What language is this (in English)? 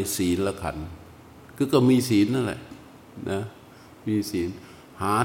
Thai